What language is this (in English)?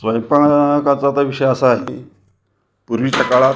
Marathi